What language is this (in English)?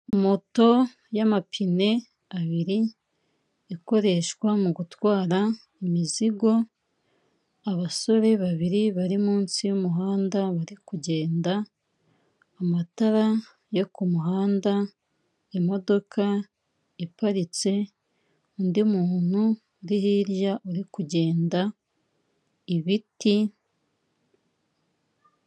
Kinyarwanda